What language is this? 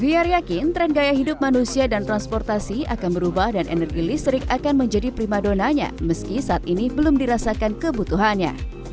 Indonesian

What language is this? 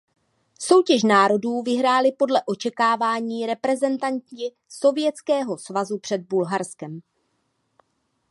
Czech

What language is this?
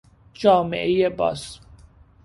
Persian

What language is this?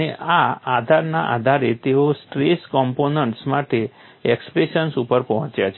Gujarati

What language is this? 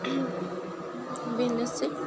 Bodo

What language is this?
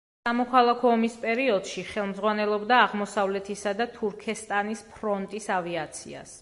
Georgian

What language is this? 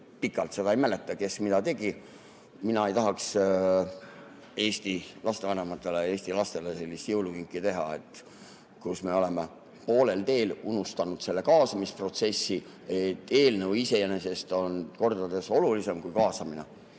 Estonian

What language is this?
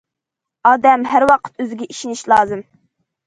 Uyghur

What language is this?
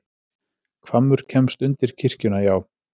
Icelandic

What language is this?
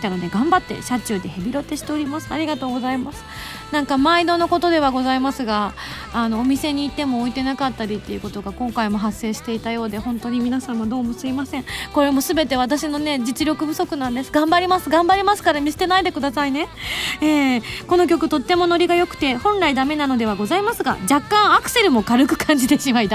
Japanese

